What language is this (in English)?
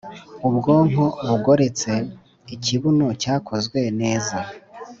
Kinyarwanda